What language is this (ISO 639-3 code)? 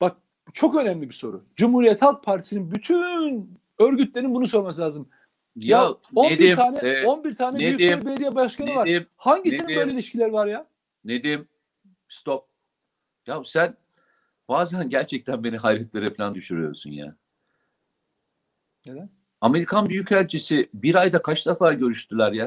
tur